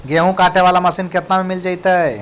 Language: Magahi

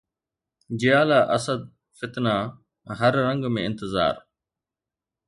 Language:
Sindhi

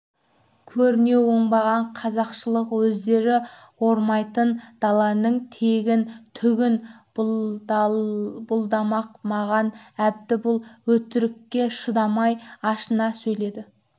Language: Kazakh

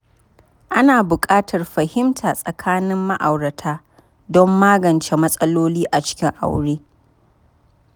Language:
Hausa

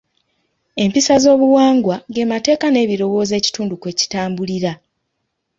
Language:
Ganda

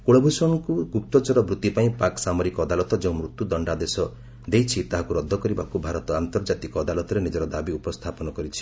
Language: Odia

